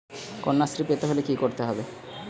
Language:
Bangla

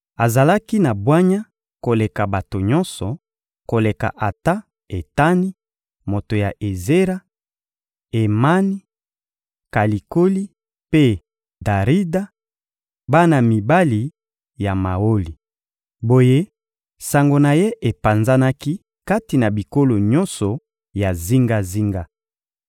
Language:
Lingala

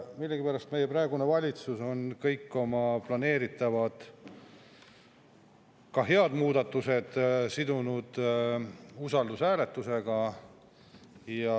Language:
Estonian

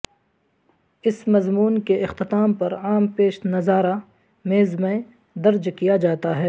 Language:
Urdu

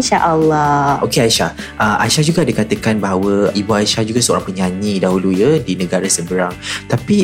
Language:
Malay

